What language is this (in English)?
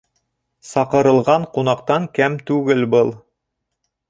Bashkir